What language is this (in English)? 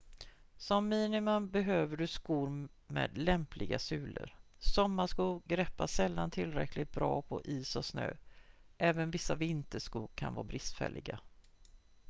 Swedish